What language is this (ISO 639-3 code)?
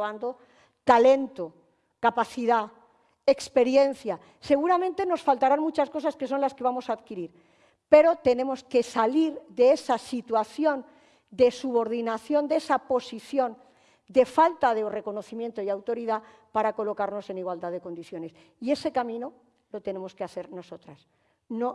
spa